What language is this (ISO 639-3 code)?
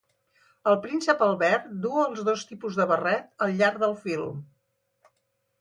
cat